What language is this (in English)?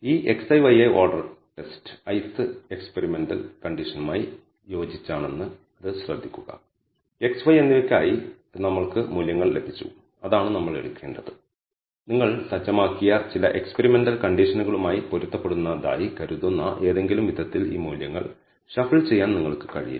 Malayalam